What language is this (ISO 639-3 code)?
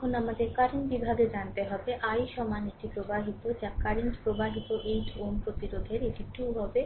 ben